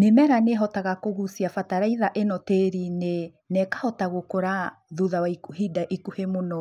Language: Kikuyu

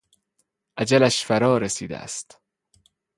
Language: Persian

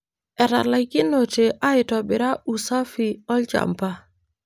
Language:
Masai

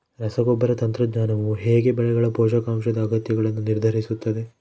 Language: Kannada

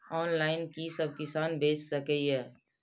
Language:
Maithili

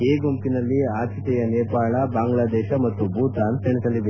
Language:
Kannada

